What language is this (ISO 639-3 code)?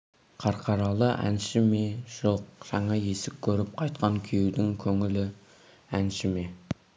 kaz